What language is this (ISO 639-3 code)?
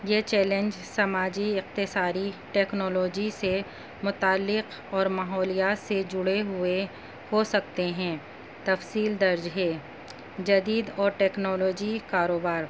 urd